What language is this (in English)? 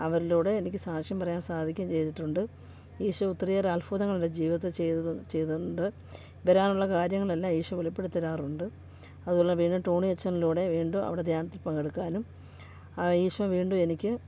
Malayalam